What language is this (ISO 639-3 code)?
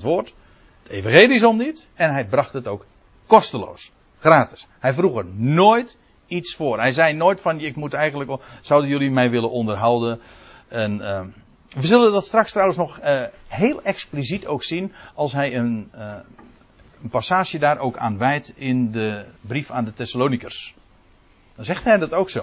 nld